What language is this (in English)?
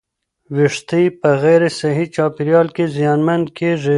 Pashto